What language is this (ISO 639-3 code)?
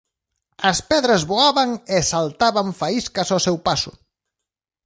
glg